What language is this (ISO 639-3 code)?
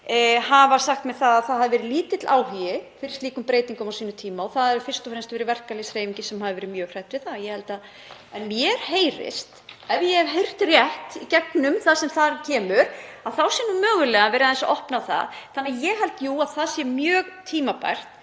isl